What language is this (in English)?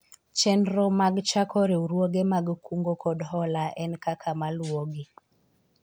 Luo (Kenya and Tanzania)